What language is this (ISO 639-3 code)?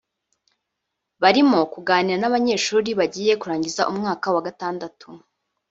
kin